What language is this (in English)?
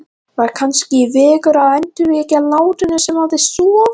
Icelandic